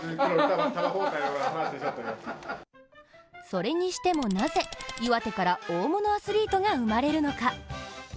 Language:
Japanese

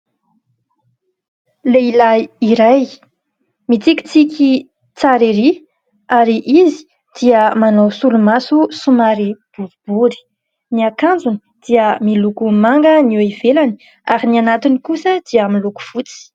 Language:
Malagasy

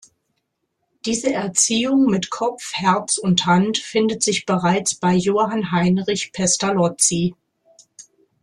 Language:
German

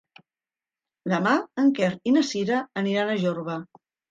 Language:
Catalan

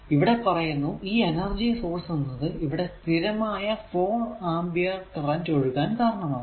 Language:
Malayalam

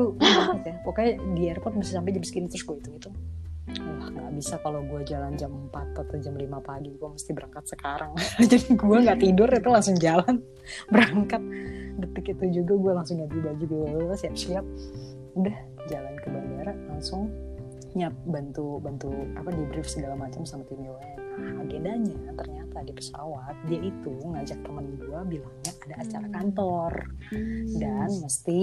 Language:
Indonesian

